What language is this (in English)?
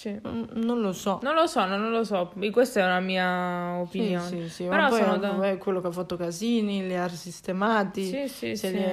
Italian